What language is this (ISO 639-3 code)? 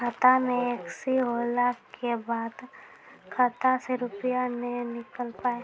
mai